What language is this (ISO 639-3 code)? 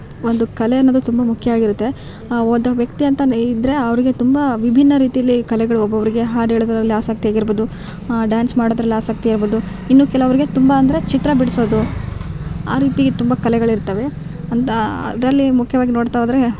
kan